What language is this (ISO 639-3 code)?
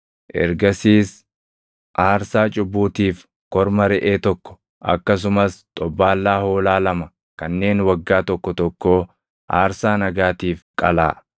orm